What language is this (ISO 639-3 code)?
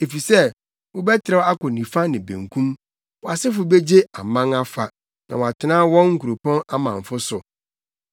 aka